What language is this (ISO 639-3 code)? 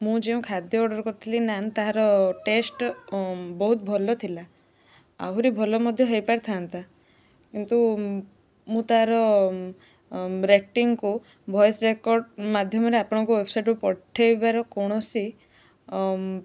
ori